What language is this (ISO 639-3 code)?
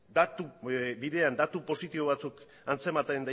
eus